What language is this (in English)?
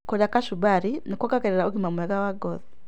Kikuyu